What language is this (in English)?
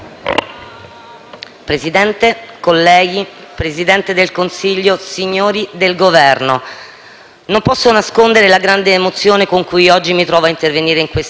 Italian